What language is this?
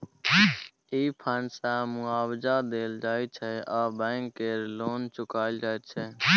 Maithili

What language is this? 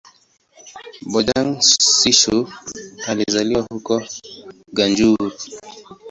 Swahili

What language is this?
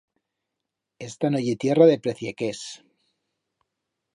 Aragonese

